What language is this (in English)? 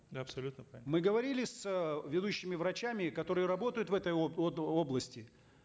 Kazakh